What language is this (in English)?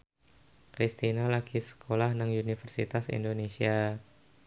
Javanese